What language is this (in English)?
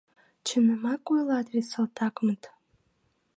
Mari